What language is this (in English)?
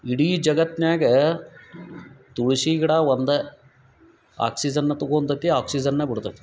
Kannada